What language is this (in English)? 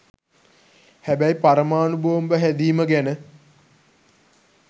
Sinhala